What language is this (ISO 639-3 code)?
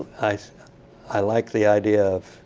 eng